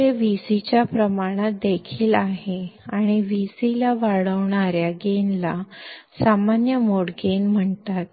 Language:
Marathi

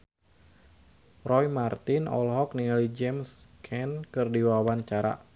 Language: Sundanese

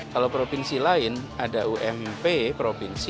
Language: Indonesian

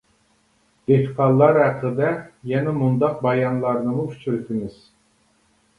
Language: Uyghur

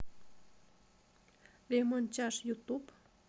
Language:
Russian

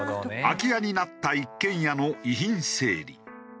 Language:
Japanese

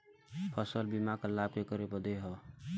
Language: Bhojpuri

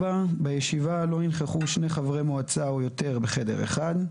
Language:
Hebrew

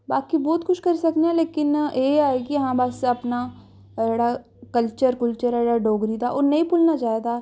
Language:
Dogri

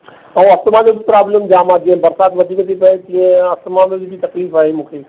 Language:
Sindhi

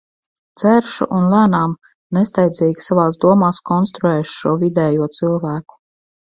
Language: Latvian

